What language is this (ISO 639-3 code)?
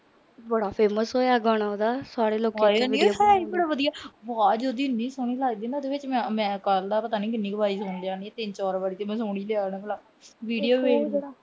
pan